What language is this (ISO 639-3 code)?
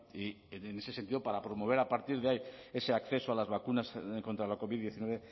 spa